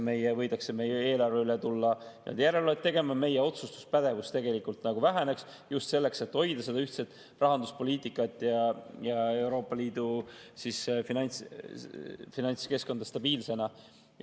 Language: Estonian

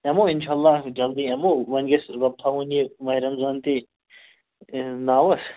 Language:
Kashmiri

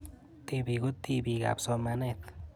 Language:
Kalenjin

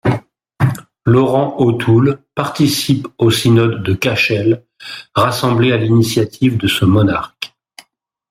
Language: French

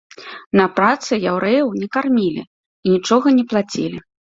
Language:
Belarusian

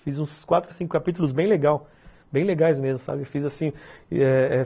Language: Portuguese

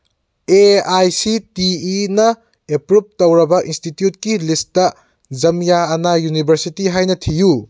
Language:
Manipuri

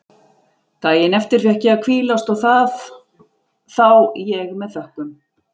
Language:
Icelandic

